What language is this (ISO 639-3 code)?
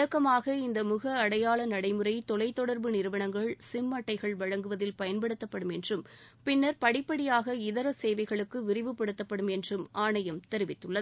tam